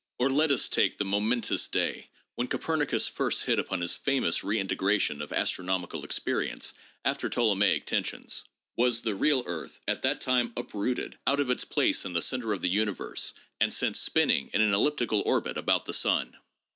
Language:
English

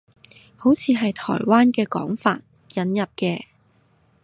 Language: Cantonese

